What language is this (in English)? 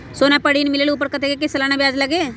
Magahi